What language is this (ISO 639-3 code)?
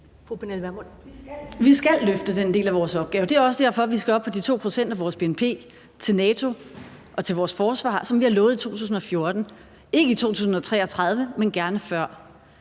dan